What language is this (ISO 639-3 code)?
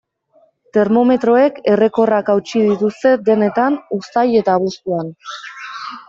eus